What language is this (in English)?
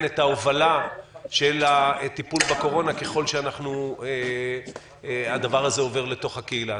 Hebrew